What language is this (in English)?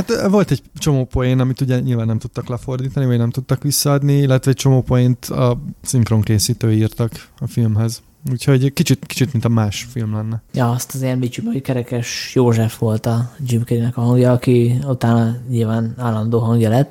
Hungarian